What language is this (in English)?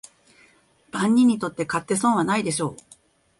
Japanese